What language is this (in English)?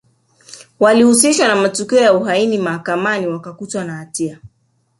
Swahili